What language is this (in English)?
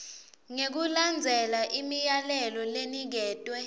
Swati